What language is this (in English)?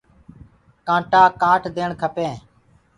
Gurgula